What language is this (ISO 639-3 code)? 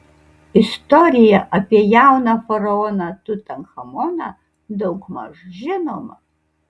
lit